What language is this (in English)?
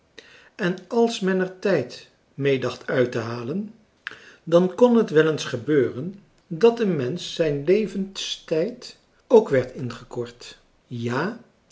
Dutch